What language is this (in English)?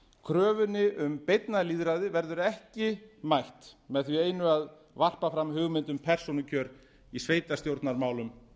Icelandic